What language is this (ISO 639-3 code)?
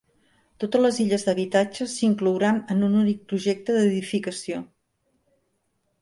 cat